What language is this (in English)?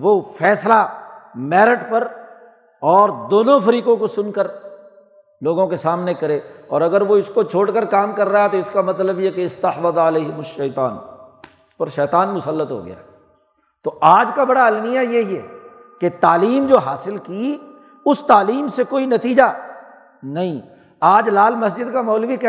Urdu